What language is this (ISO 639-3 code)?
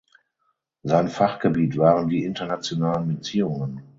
deu